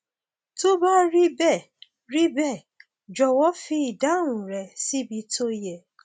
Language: Yoruba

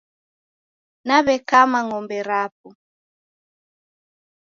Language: Taita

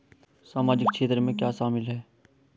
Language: Hindi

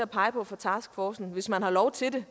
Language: Danish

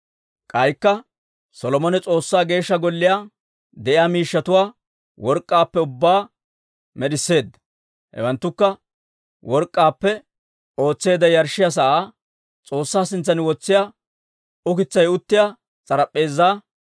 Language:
Dawro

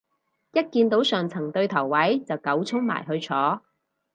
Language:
Cantonese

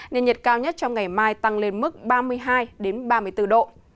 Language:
Vietnamese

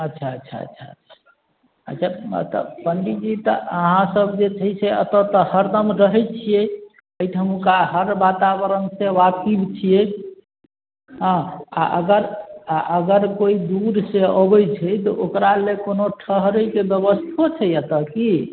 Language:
Maithili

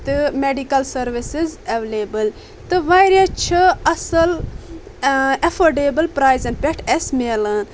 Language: Kashmiri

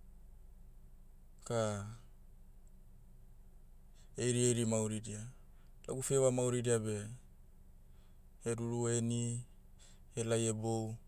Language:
Motu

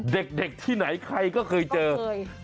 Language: Thai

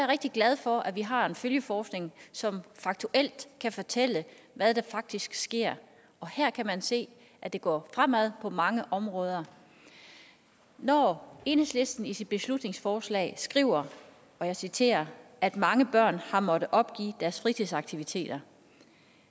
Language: Danish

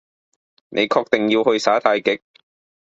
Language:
Cantonese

